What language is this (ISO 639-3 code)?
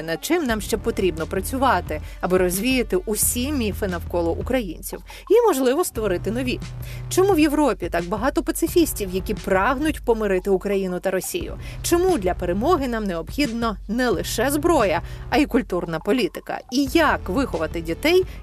ukr